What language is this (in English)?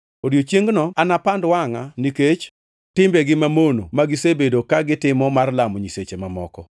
Luo (Kenya and Tanzania)